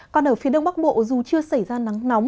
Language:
Vietnamese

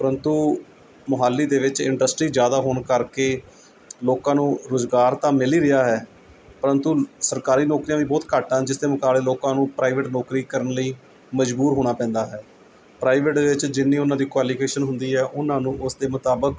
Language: Punjabi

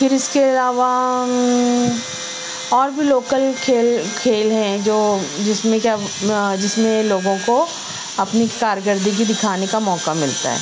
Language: Urdu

